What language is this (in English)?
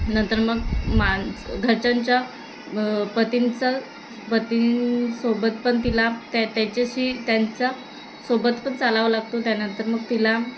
Marathi